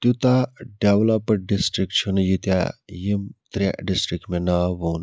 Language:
Kashmiri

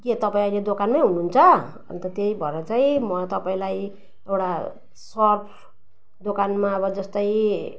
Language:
Nepali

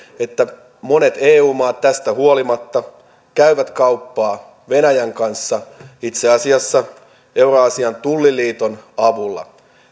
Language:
Finnish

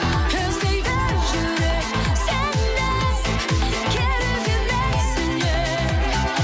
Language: Kazakh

